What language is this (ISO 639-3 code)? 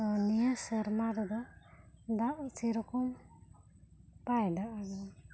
sat